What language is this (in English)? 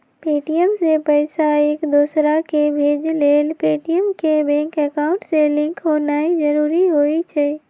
Magahi